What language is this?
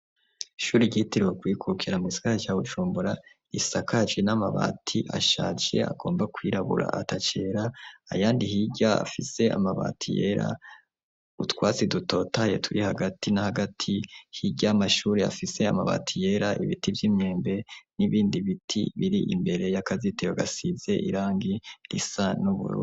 Rundi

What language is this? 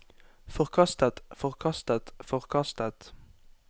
Norwegian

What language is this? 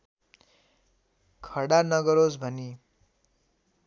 Nepali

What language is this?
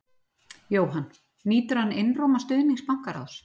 Icelandic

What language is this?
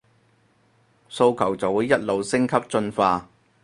Cantonese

